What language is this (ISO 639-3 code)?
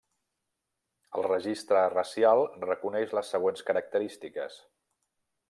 cat